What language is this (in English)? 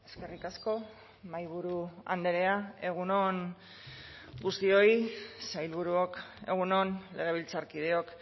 Basque